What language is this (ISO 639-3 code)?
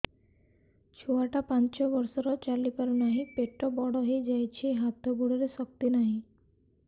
ori